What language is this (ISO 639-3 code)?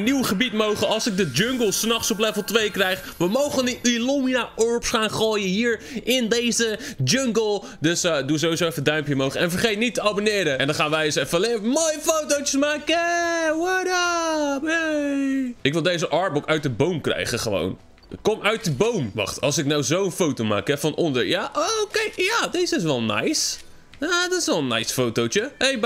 nld